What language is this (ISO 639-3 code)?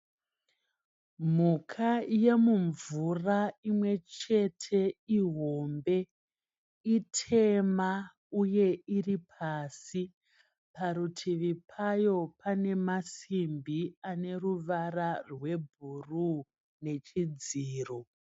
sna